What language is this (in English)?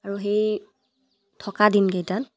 Assamese